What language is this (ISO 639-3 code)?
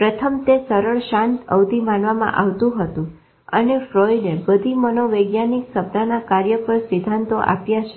guj